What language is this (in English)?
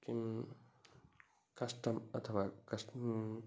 Sanskrit